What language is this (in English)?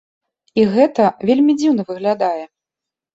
Belarusian